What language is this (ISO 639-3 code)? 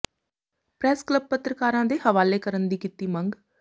pan